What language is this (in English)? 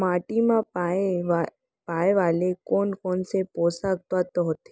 Chhattisgarhi